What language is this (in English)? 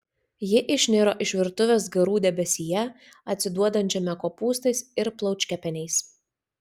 Lithuanian